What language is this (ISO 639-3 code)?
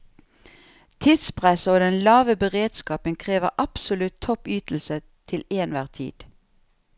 nor